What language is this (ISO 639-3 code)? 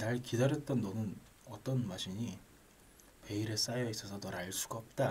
kor